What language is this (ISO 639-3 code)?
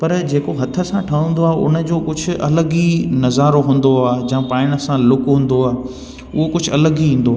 snd